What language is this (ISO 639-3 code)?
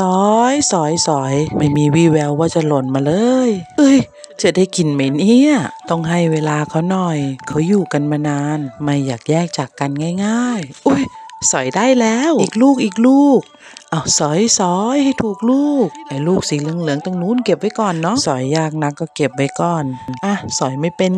tha